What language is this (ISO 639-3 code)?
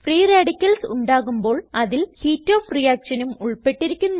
mal